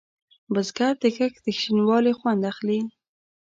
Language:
Pashto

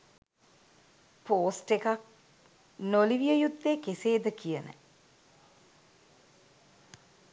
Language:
Sinhala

